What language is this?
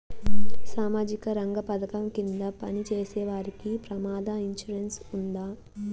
Telugu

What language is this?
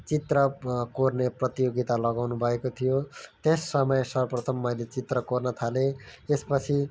Nepali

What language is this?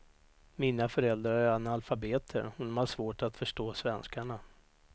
Swedish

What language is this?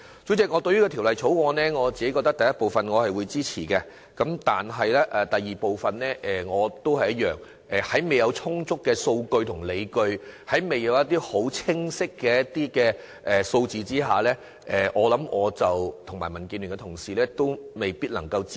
Cantonese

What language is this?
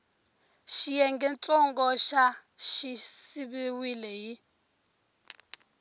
Tsonga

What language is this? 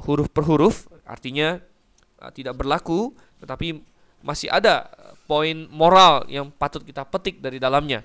Indonesian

